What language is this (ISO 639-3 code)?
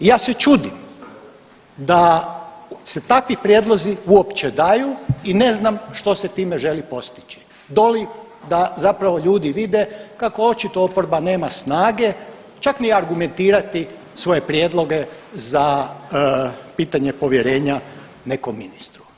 hrv